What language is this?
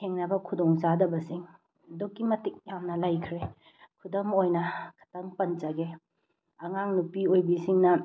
Manipuri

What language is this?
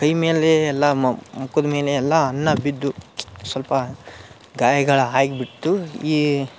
Kannada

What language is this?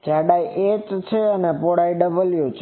Gujarati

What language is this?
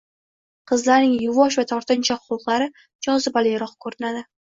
Uzbek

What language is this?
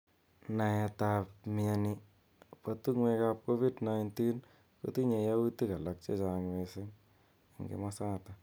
Kalenjin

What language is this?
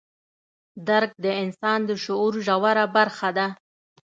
Pashto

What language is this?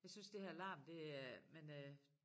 Danish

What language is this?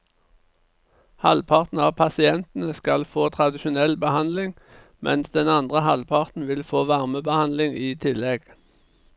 Norwegian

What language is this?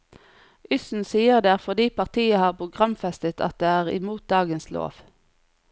Norwegian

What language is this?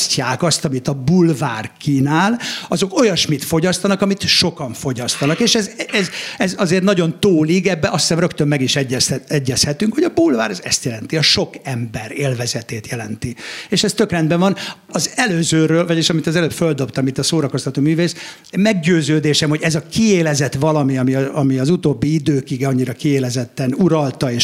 Hungarian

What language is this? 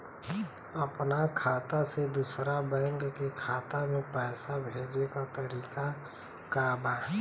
Bhojpuri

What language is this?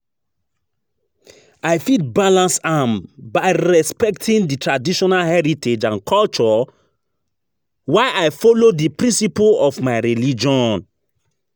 Nigerian Pidgin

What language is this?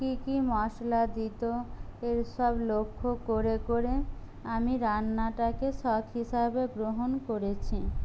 Bangla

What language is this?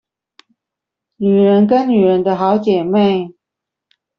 Chinese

